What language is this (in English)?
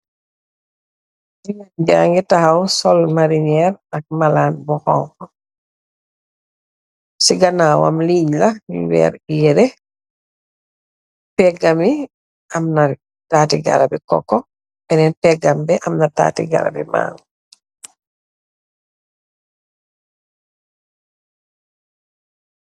Wolof